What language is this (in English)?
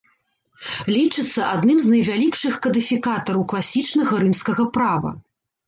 Belarusian